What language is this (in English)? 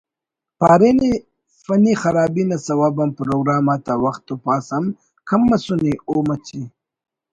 Brahui